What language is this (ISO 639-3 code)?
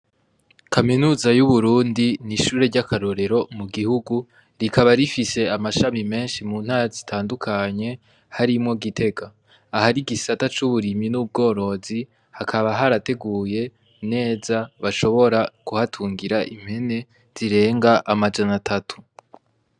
run